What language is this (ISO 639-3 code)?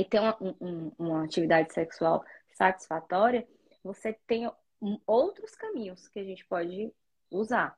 por